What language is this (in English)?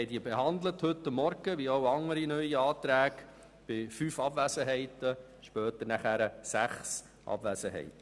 Swiss German